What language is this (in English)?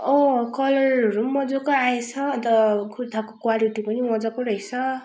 Nepali